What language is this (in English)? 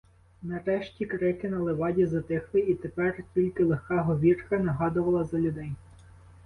Ukrainian